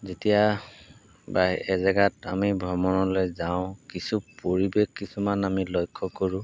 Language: Assamese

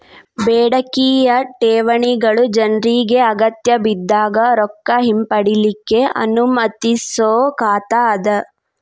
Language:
Kannada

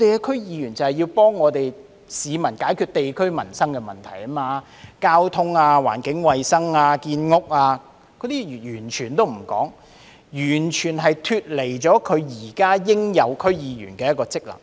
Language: Cantonese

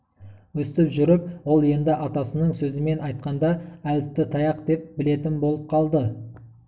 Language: Kazakh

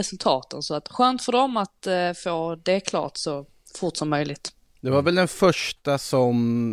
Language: Swedish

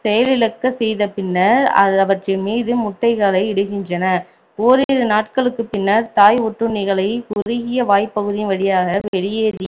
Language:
Tamil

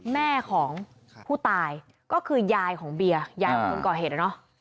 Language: Thai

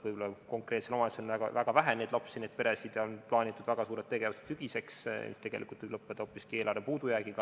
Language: Estonian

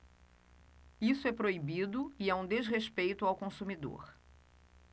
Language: Portuguese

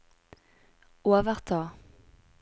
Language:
Norwegian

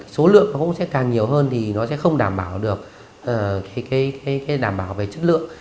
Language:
Vietnamese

